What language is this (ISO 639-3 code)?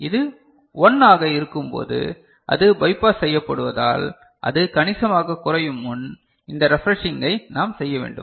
tam